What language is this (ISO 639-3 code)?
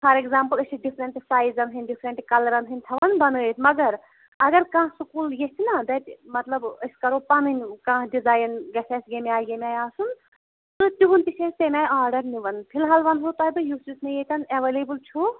kas